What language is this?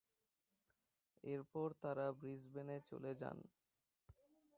Bangla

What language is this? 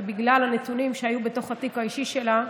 Hebrew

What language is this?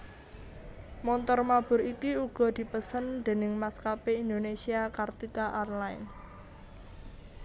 Javanese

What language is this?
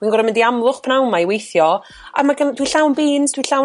Welsh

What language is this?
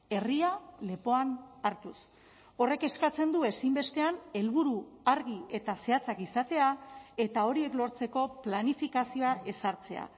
Basque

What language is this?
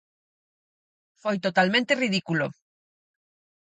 Galician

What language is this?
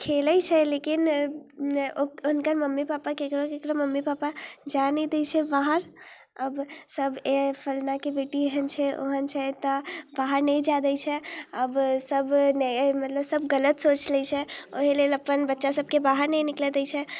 Maithili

